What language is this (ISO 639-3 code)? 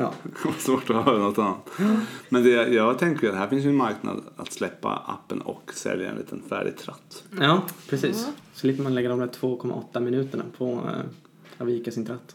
swe